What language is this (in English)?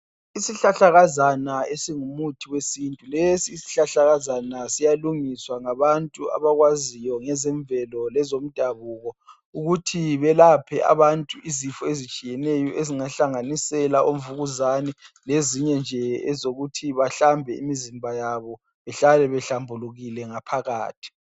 North Ndebele